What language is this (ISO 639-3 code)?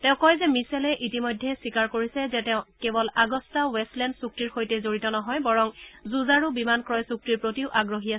asm